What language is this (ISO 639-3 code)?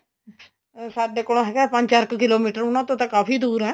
pan